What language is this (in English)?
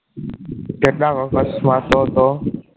Gujarati